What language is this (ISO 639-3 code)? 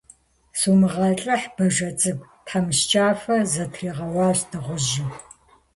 kbd